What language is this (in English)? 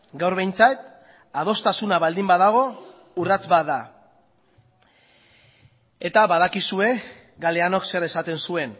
Basque